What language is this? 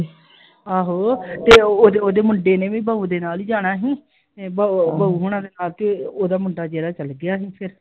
Punjabi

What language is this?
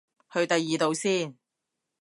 Cantonese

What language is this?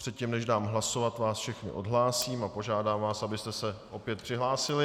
Czech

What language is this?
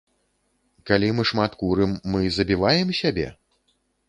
Belarusian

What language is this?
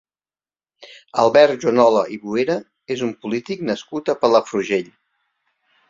Catalan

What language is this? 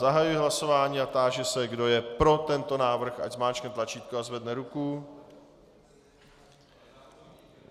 Czech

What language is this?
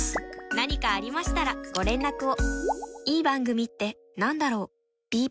Japanese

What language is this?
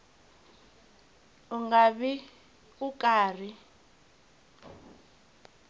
Tsonga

